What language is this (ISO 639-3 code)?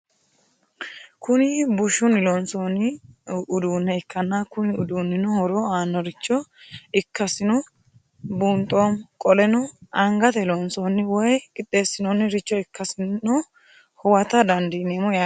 sid